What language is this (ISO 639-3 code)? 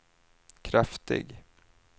swe